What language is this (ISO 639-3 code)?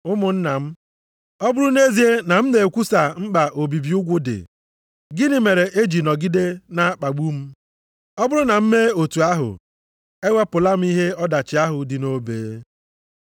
ibo